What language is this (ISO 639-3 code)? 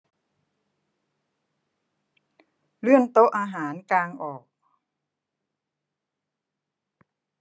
tha